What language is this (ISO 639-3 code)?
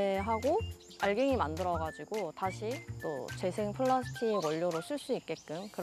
kor